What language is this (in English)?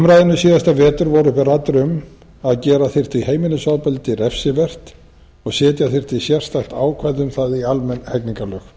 Icelandic